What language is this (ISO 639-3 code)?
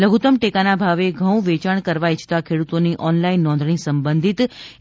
guj